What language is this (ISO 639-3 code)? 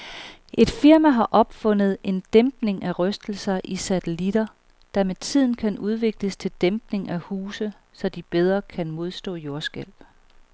dan